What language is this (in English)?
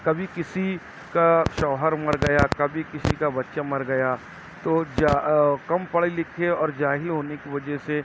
Urdu